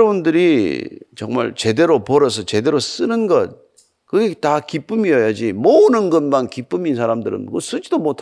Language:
Korean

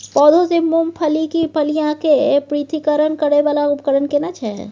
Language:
Maithili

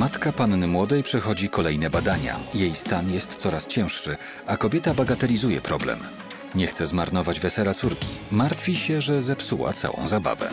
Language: Polish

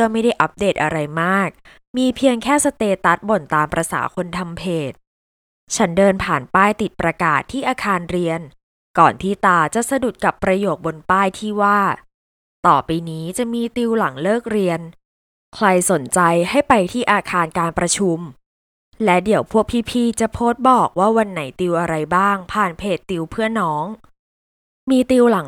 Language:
Thai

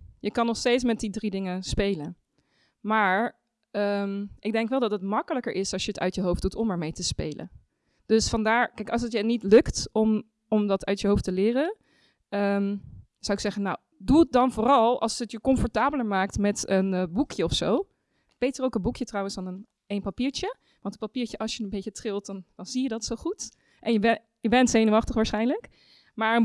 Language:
Dutch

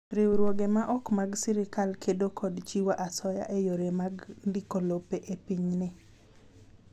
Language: Luo (Kenya and Tanzania)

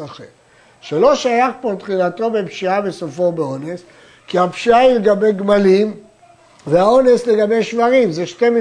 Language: Hebrew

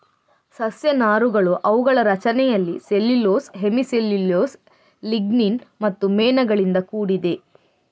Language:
Kannada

